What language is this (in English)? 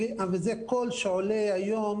Hebrew